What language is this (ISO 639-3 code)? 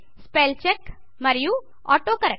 tel